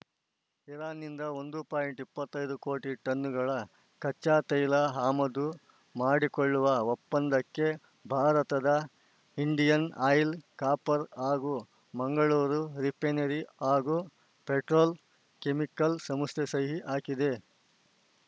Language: Kannada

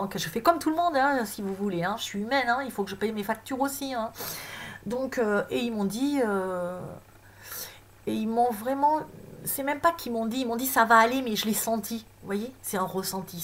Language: French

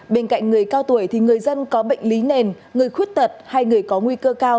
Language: Vietnamese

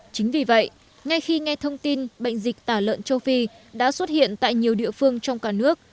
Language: Vietnamese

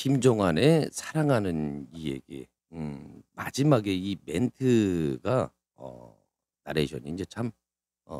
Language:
Korean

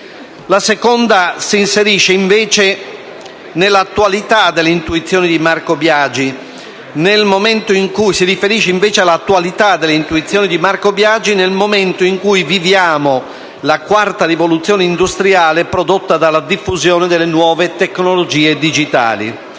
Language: Italian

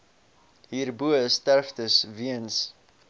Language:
Afrikaans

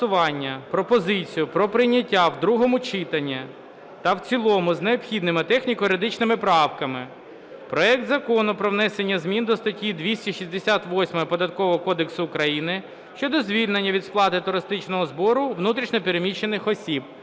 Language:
Ukrainian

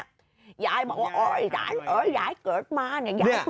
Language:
Thai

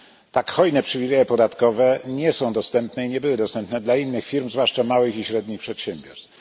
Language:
Polish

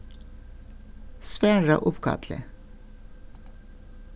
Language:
Faroese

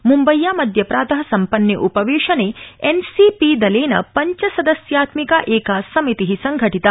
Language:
Sanskrit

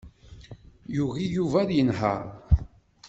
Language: Kabyle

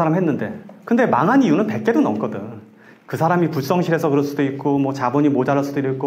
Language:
Korean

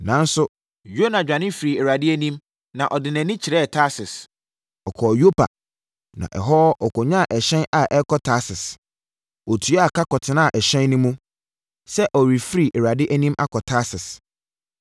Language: Akan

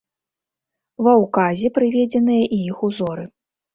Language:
Belarusian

